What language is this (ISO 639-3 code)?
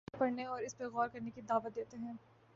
urd